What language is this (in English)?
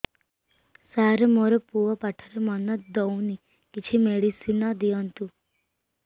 Odia